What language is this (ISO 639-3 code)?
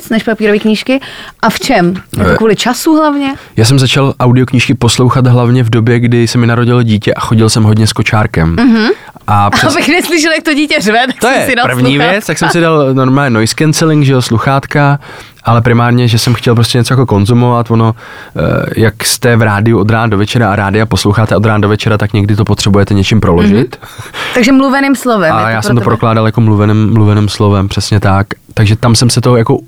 ces